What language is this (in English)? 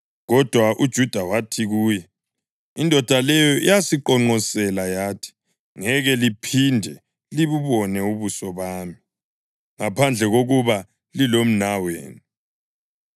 North Ndebele